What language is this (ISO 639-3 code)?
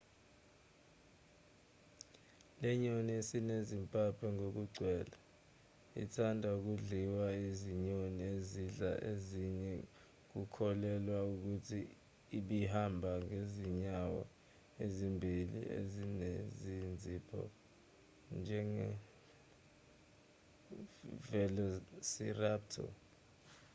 zul